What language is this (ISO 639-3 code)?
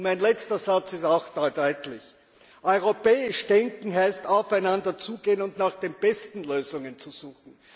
deu